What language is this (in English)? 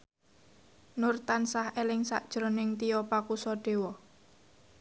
Javanese